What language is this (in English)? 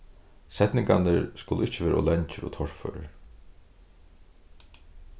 Faroese